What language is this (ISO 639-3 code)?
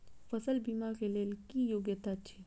mai